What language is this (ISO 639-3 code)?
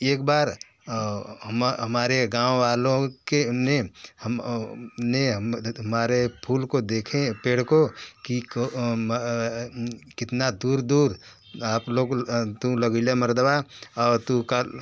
hin